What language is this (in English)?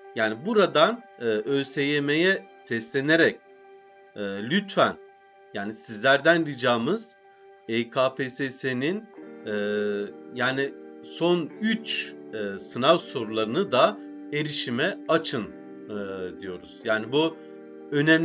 Turkish